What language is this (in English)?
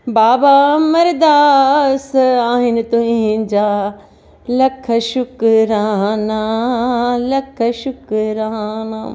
Sindhi